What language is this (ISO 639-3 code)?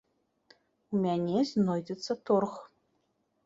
bel